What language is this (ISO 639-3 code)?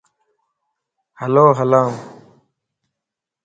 lss